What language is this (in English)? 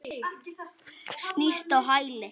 Icelandic